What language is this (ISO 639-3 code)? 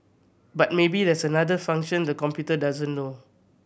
eng